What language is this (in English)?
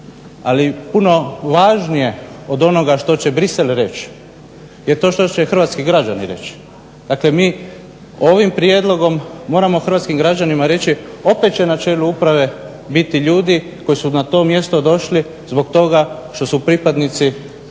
Croatian